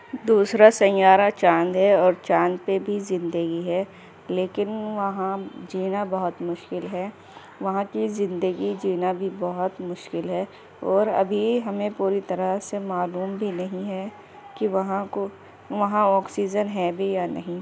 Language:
Urdu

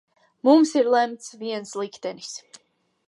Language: Latvian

